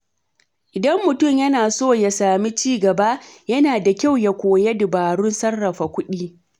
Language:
Hausa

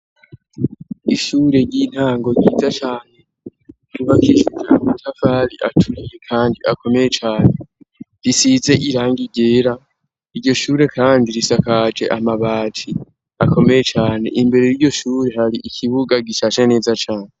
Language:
Rundi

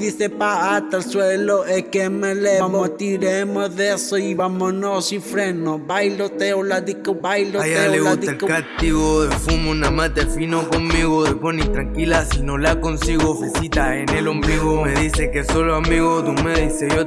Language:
Spanish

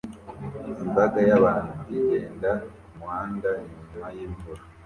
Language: Kinyarwanda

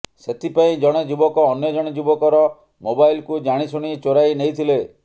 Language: Odia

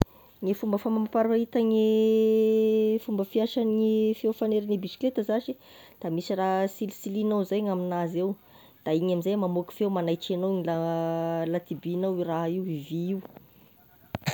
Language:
Tesaka Malagasy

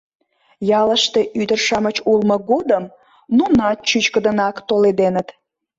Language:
Mari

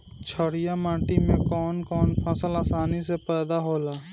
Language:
Bhojpuri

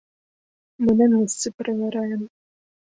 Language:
Belarusian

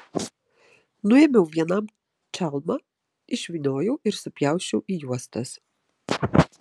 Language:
Lithuanian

